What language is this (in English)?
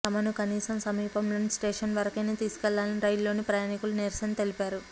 Telugu